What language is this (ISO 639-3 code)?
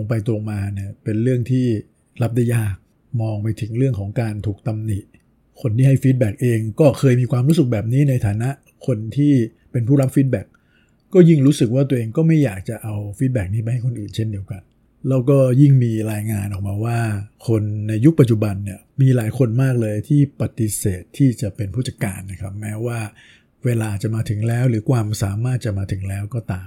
tha